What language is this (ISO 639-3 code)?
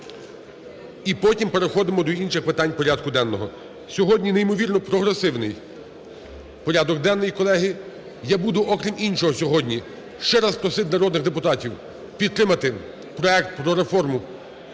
ukr